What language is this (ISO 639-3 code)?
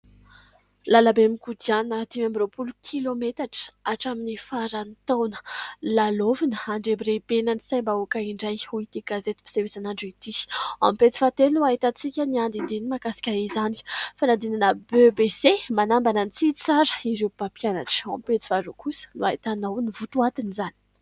mlg